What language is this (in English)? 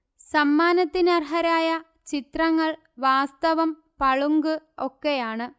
Malayalam